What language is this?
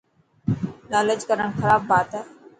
Dhatki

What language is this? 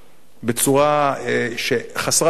Hebrew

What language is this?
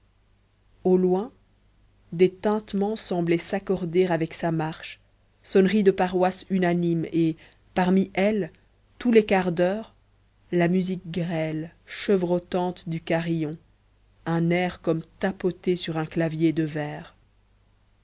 French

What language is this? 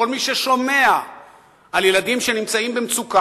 Hebrew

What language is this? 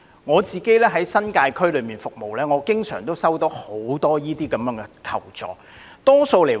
Cantonese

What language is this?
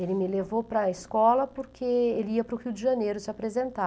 Portuguese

